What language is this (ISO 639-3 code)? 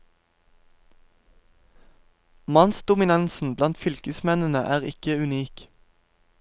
nor